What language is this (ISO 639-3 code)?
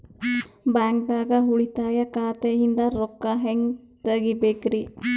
kan